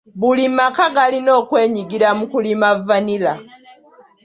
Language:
Ganda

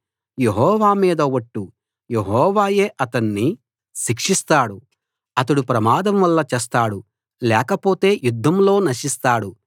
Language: Telugu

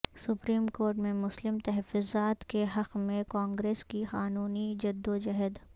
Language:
Urdu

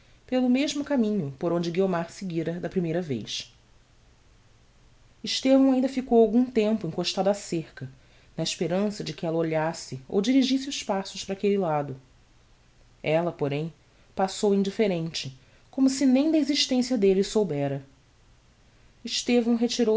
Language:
Portuguese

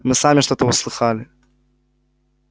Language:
Russian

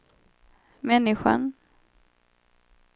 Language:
Swedish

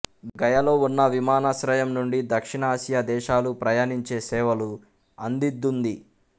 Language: Telugu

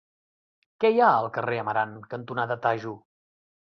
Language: Catalan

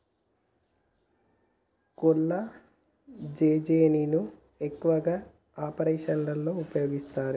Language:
Telugu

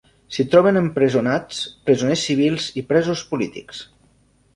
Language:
Catalan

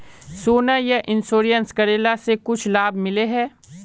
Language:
Magahi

